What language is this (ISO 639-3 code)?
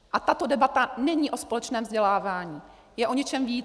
ces